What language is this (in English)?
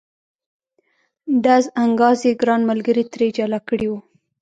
Pashto